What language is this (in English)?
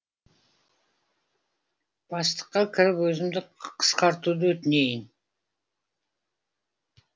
Kazakh